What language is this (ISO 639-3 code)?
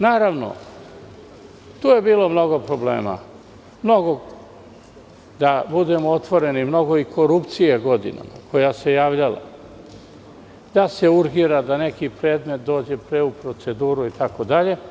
srp